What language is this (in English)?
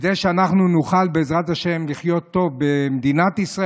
Hebrew